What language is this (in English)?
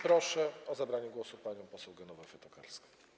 Polish